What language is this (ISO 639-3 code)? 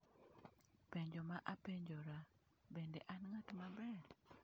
luo